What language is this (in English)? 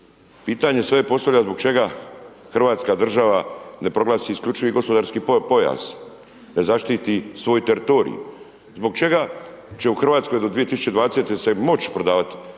Croatian